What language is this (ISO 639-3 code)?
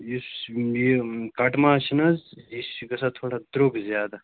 kas